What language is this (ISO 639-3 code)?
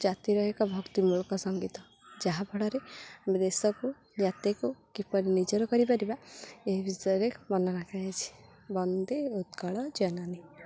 ori